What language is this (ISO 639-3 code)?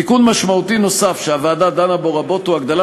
heb